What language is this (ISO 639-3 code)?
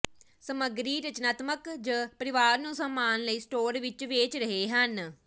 pan